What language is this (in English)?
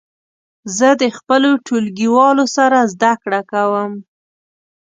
Pashto